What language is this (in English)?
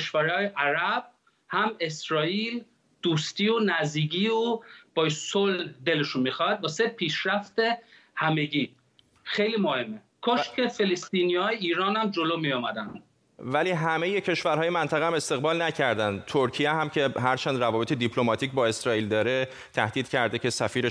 Persian